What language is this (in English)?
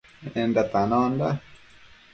Matsés